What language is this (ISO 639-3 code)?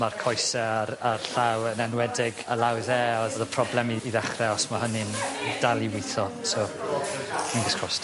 cym